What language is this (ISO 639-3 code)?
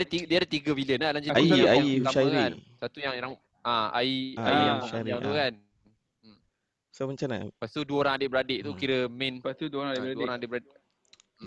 msa